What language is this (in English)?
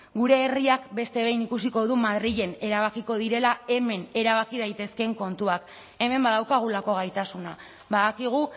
Basque